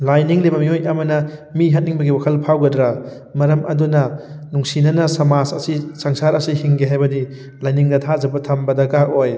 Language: Manipuri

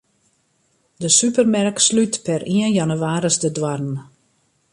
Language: Western Frisian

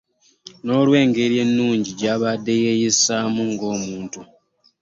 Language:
Ganda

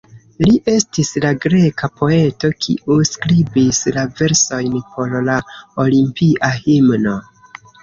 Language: Esperanto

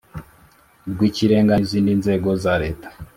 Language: Kinyarwanda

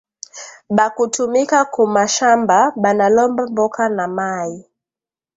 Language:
Swahili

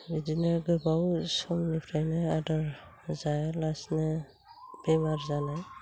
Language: Bodo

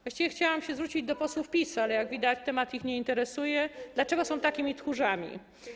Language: Polish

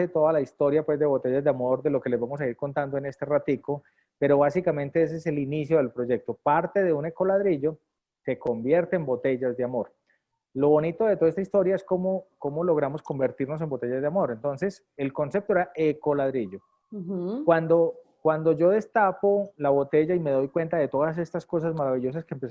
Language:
Spanish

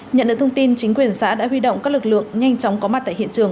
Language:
Vietnamese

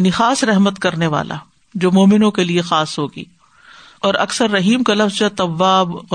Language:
Urdu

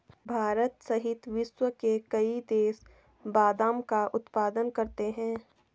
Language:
Hindi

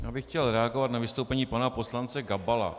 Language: Czech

